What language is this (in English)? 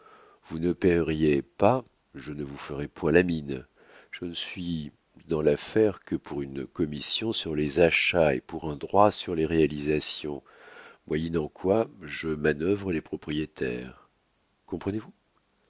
French